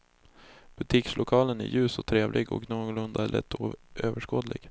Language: Swedish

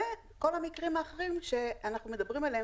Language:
Hebrew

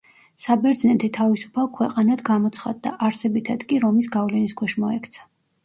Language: Georgian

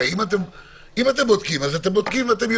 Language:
Hebrew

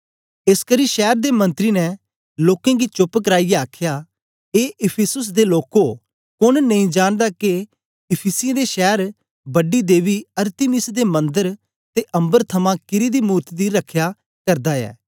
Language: Dogri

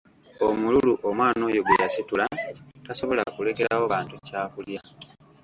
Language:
Ganda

